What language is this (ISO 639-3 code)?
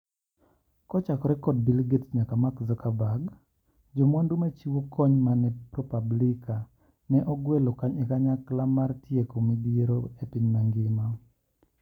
luo